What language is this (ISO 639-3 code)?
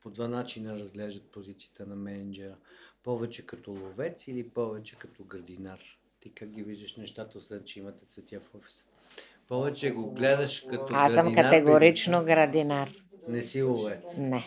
bul